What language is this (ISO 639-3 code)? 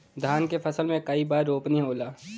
bho